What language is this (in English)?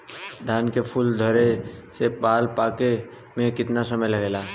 Bhojpuri